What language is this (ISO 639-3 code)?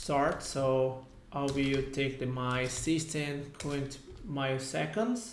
eng